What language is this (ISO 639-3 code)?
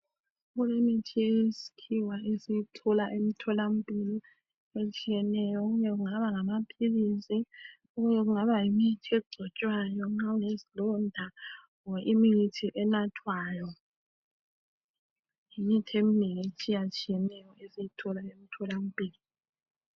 nde